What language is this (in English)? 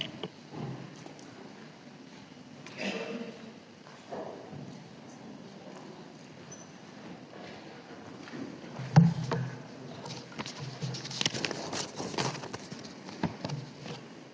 Slovenian